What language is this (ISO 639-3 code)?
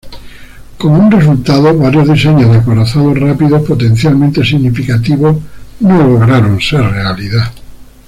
spa